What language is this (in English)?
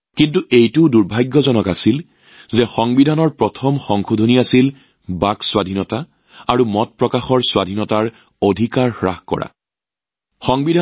Assamese